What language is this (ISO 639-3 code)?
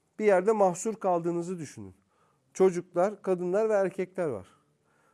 tur